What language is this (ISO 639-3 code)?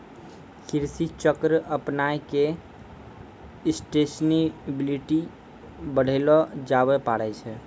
mai